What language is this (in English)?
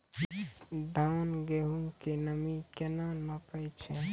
Maithili